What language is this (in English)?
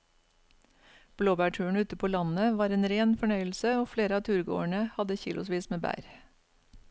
Norwegian